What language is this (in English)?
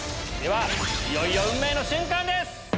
Japanese